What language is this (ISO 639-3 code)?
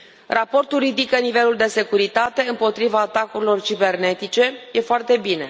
ron